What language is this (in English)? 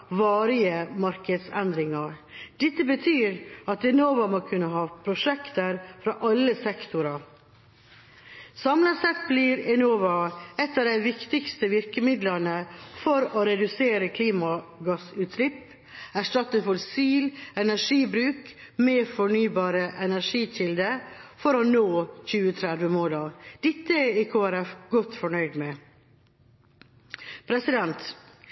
Norwegian Bokmål